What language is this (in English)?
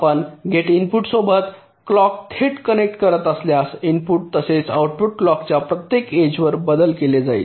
Marathi